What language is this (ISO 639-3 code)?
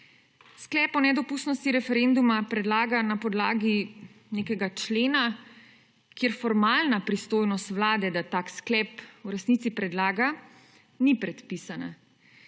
slv